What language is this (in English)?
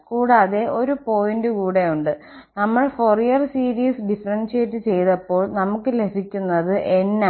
Malayalam